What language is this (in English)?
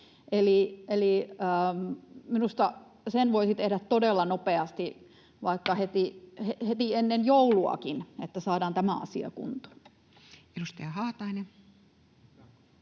Finnish